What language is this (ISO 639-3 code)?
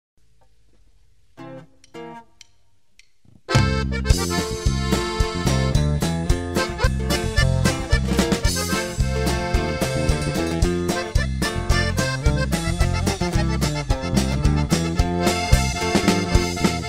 spa